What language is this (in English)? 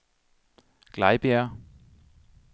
Danish